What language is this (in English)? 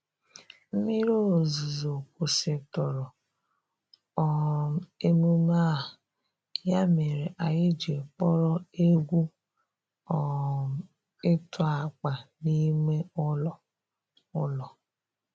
Igbo